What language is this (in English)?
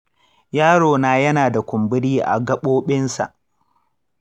Hausa